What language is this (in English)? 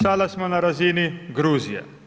Croatian